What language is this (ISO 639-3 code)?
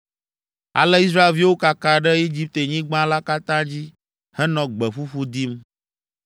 ewe